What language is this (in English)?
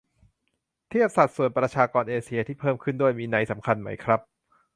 Thai